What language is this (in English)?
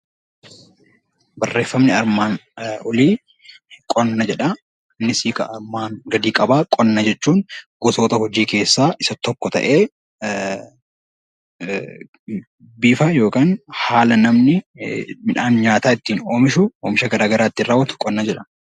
Oromo